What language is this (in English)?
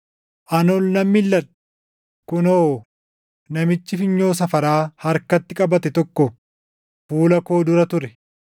Oromo